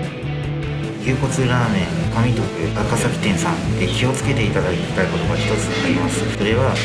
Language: Japanese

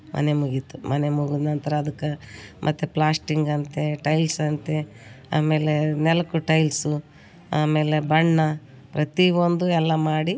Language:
Kannada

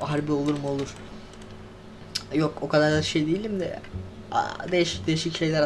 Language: Turkish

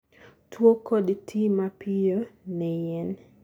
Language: Luo (Kenya and Tanzania)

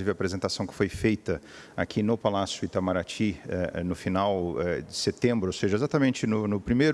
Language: Portuguese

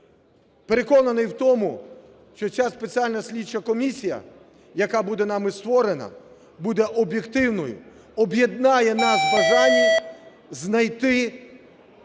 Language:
Ukrainian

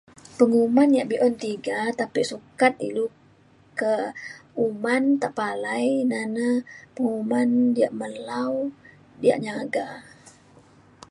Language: Mainstream Kenyah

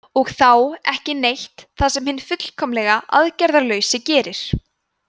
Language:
Icelandic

